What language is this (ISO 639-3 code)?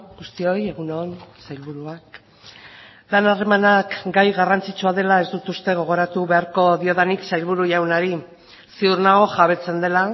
eus